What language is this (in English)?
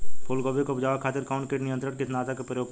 Bhojpuri